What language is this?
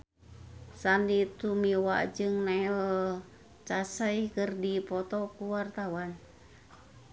Sundanese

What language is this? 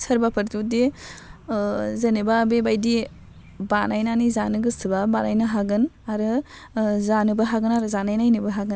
Bodo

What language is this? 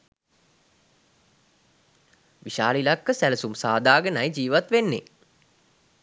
Sinhala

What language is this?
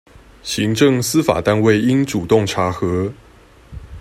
Chinese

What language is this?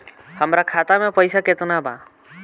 Bhojpuri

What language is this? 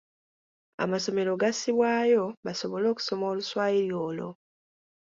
Ganda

